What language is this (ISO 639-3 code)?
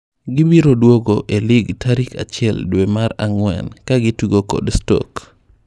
luo